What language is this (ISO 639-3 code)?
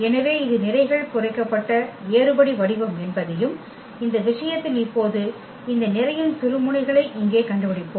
tam